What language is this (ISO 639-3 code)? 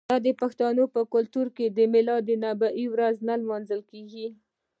pus